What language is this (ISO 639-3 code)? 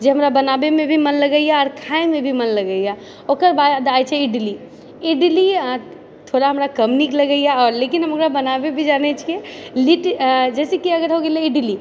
mai